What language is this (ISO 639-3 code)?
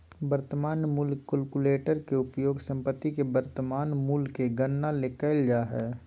mag